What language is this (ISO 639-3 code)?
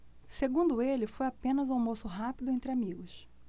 por